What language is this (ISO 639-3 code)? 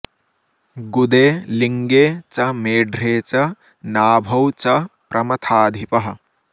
san